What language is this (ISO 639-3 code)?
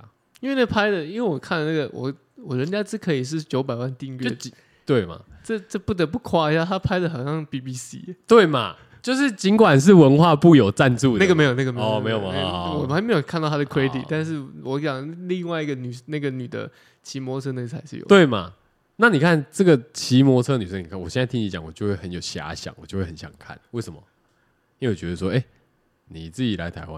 zho